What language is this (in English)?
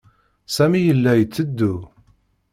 Kabyle